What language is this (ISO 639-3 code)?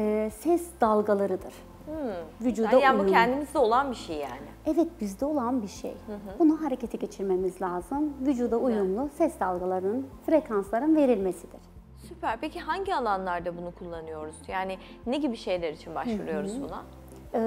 tur